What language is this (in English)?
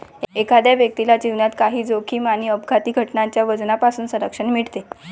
Marathi